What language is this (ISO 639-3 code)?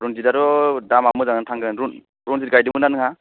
brx